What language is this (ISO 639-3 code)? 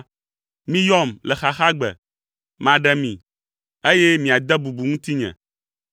ewe